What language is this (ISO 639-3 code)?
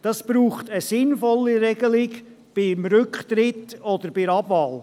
gsw